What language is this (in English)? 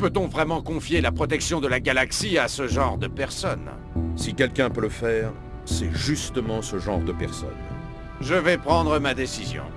French